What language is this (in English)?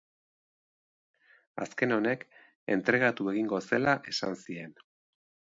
Basque